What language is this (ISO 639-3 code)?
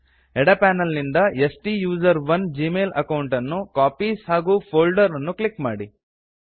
kan